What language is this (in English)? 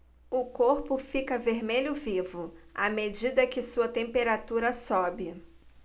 Portuguese